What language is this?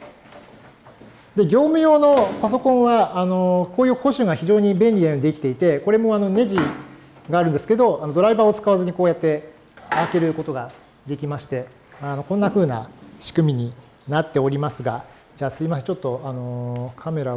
Japanese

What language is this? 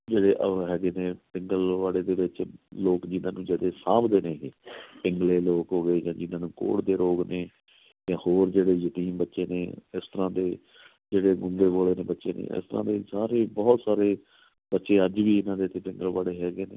Punjabi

